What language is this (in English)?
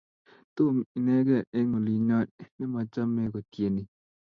Kalenjin